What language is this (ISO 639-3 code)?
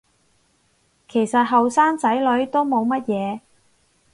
yue